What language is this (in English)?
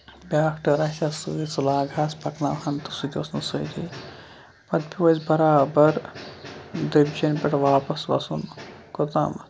Kashmiri